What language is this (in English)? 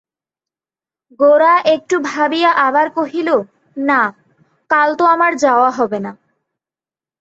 Bangla